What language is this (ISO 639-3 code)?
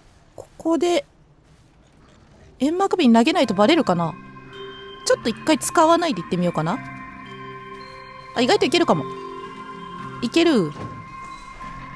jpn